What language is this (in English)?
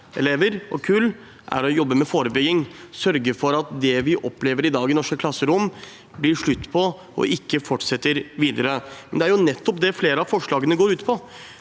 Norwegian